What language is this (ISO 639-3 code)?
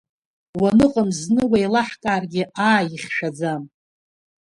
abk